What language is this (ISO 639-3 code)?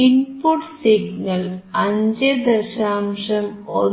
mal